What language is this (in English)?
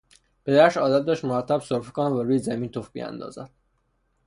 Persian